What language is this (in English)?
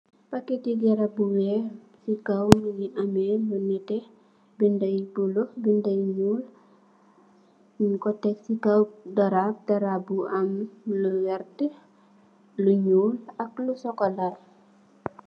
Wolof